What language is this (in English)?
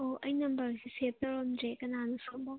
Manipuri